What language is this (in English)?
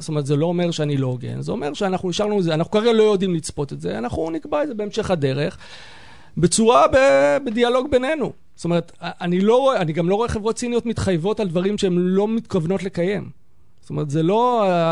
Hebrew